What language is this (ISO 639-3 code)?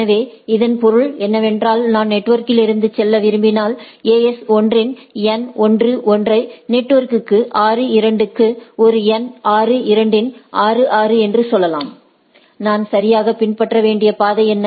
tam